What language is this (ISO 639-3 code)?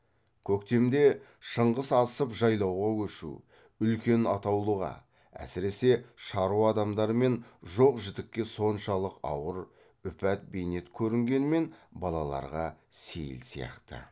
kaz